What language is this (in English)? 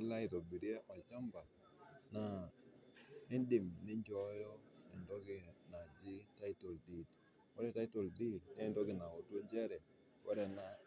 Masai